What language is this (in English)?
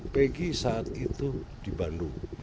Indonesian